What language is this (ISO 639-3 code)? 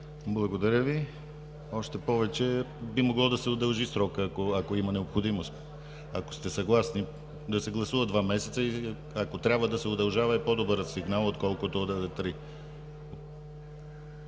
bul